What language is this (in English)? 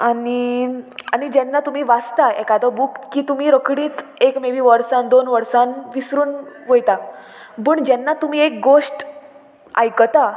Konkani